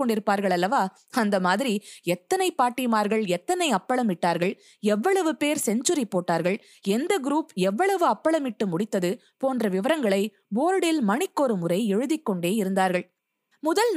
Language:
Tamil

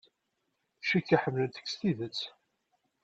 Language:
Kabyle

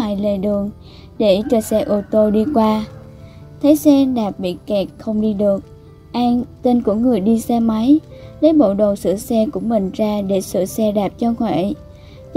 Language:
Vietnamese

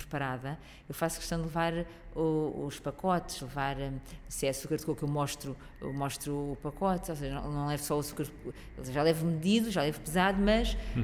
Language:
Portuguese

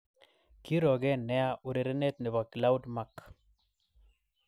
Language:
Kalenjin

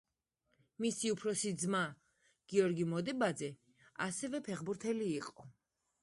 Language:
Georgian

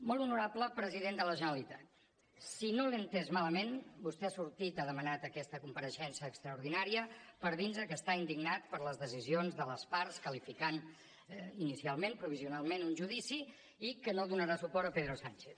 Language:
Catalan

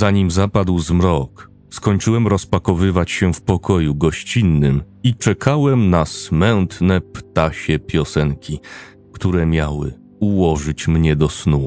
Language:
Polish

